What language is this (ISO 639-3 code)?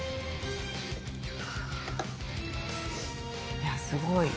jpn